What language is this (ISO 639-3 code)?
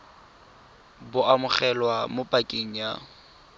tsn